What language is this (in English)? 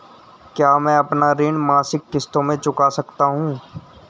Hindi